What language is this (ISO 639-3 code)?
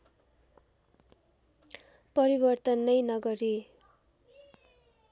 nep